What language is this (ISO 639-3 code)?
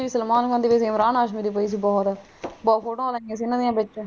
pan